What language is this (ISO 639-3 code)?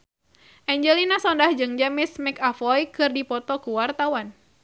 sun